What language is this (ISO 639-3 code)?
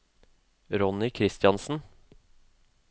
nor